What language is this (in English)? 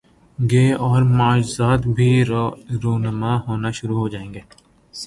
Urdu